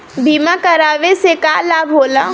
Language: Bhojpuri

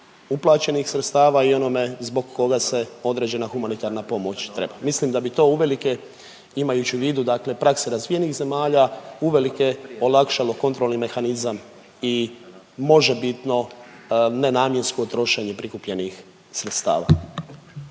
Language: Croatian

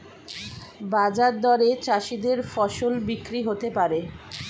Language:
Bangla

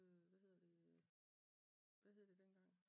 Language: Danish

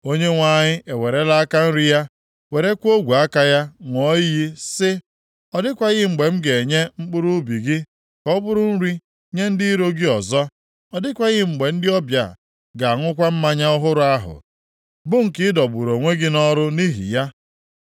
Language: Igbo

